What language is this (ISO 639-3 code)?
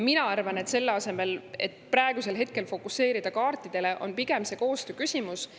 est